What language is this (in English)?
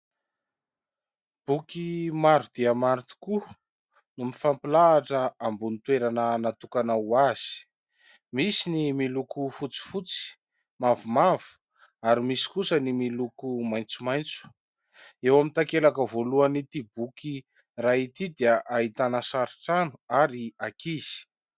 Malagasy